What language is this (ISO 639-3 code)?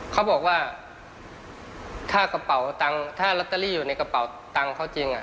tha